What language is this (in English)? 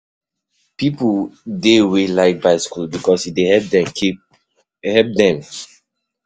Nigerian Pidgin